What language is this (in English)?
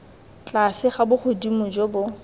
Tswana